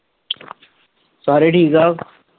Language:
Punjabi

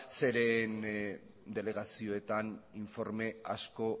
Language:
Basque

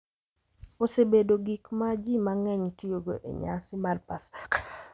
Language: Luo (Kenya and Tanzania)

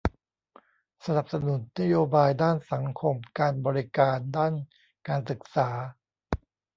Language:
Thai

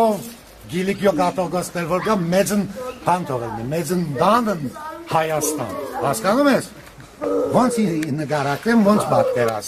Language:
Turkish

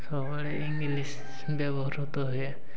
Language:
Odia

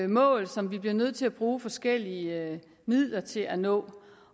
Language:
Danish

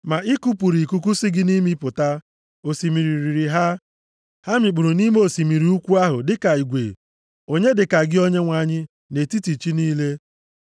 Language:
Igbo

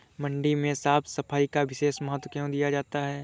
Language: Hindi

